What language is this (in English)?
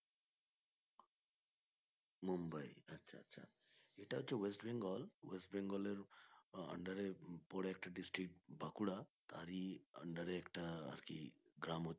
Bangla